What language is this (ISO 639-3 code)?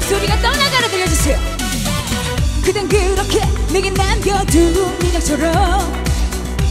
kor